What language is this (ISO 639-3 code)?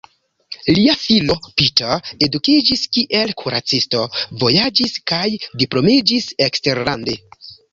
epo